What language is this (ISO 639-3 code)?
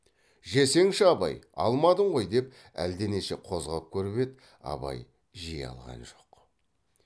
kaz